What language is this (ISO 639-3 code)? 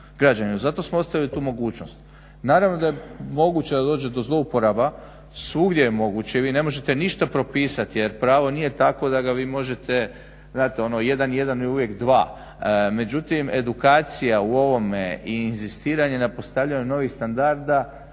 hrv